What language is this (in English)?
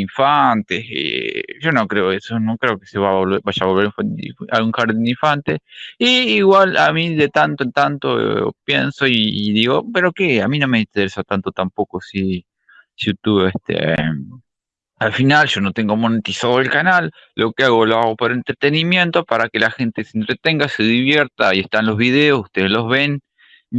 Spanish